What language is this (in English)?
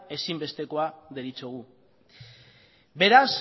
Basque